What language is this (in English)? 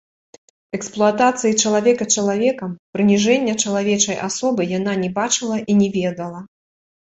Belarusian